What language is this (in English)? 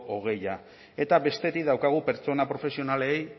Basque